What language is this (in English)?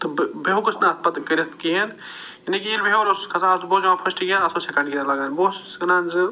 Kashmiri